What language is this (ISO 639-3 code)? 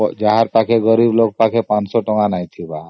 ori